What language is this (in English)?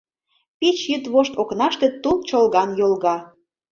Mari